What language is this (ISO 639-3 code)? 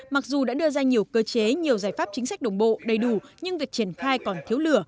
vie